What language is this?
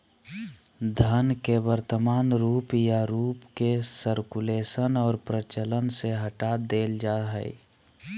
Magahi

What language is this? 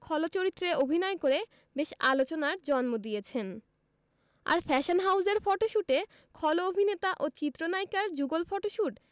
Bangla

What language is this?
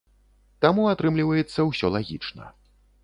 Belarusian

